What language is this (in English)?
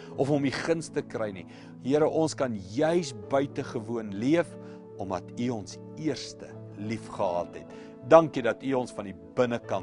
Dutch